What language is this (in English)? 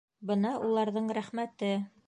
Bashkir